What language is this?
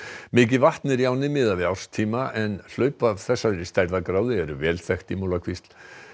Icelandic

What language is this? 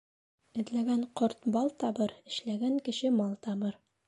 Bashkir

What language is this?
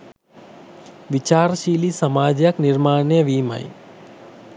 Sinhala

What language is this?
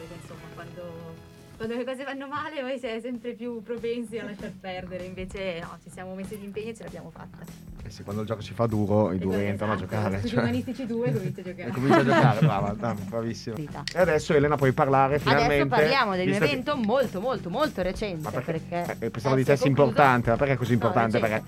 Italian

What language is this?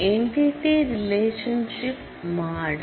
Tamil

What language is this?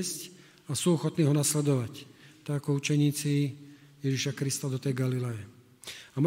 Slovak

